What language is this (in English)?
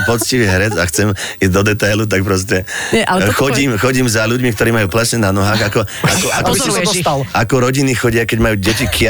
Slovak